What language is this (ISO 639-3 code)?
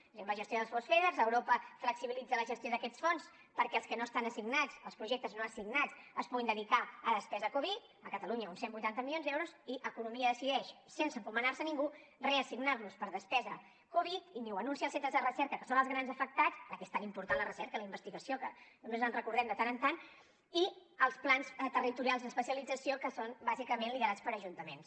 cat